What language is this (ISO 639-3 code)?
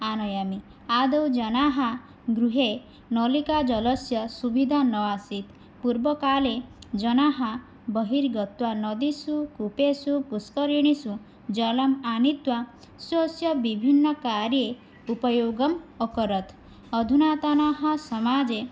san